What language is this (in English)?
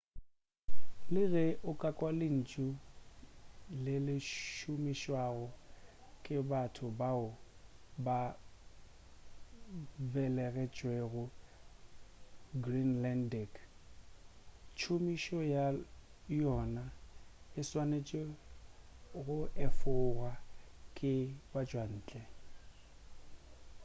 Northern Sotho